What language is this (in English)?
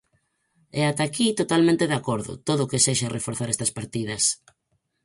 Galician